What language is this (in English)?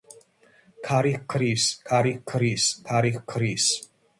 Georgian